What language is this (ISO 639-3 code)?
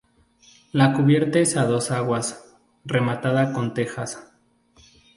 spa